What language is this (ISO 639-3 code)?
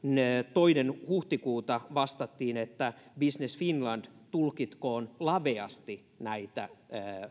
fin